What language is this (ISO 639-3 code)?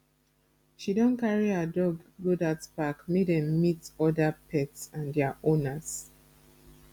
pcm